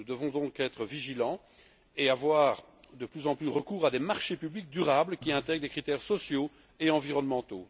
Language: French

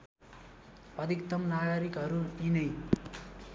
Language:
Nepali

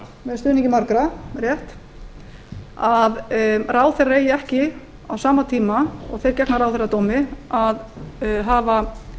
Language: Icelandic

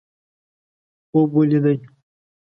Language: Pashto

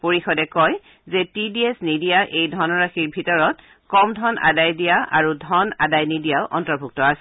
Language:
Assamese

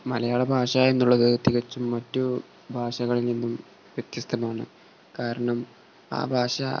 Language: Malayalam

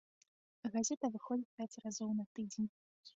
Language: Belarusian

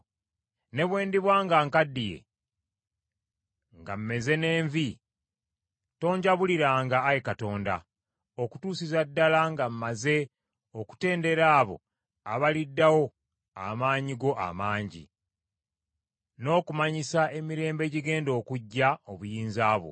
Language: Ganda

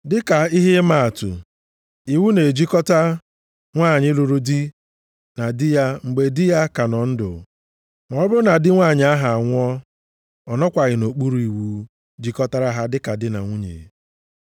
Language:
Igbo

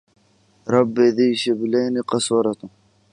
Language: Arabic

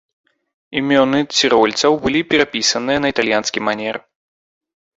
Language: Belarusian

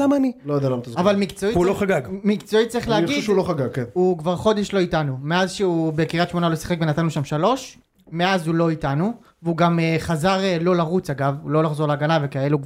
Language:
Hebrew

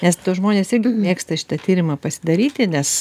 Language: Lithuanian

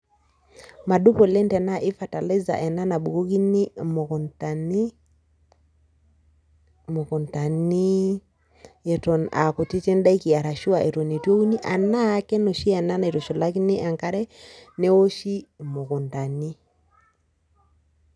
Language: Masai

